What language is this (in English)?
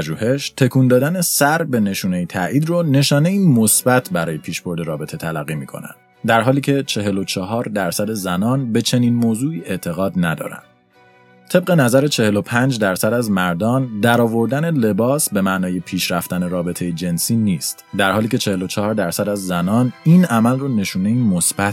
Persian